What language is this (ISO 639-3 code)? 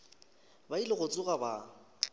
nso